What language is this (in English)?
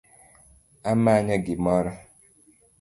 Luo (Kenya and Tanzania)